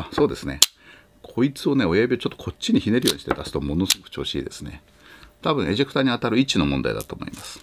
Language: Japanese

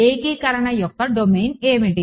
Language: Telugu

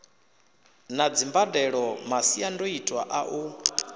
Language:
Venda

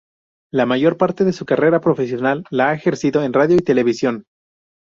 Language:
Spanish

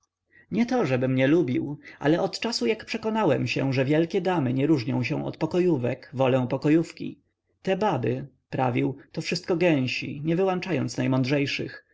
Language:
Polish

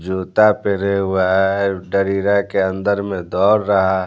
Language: Hindi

